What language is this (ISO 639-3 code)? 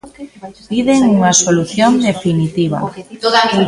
glg